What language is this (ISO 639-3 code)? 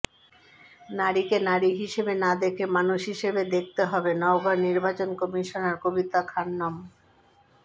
ben